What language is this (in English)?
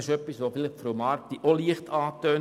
Swiss German